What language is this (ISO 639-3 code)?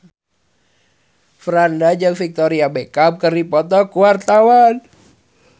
sun